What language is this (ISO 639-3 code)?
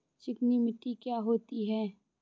hin